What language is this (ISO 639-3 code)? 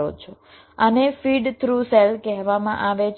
guj